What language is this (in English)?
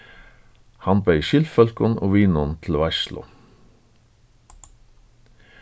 Faroese